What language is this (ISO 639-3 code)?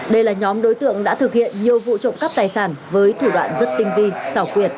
vie